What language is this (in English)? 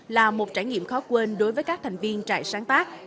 Vietnamese